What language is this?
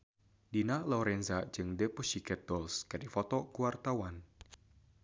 Sundanese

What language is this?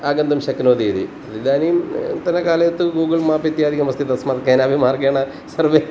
Sanskrit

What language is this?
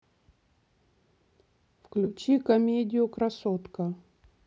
Russian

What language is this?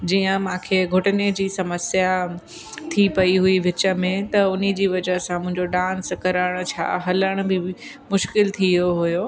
Sindhi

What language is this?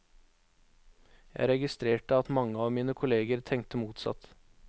Norwegian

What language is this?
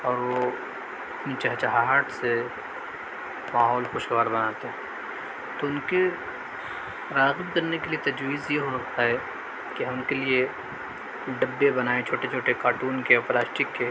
Urdu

